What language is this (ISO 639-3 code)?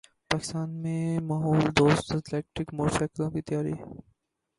urd